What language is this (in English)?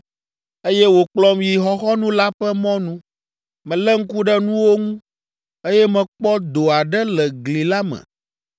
Ewe